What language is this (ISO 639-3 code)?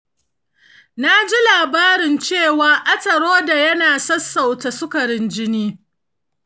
hau